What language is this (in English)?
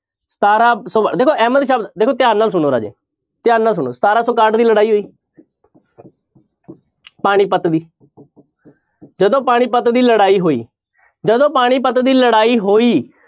Punjabi